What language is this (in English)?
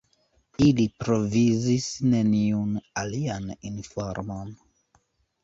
Esperanto